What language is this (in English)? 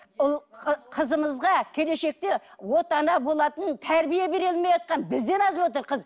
Kazakh